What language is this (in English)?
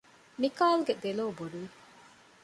Divehi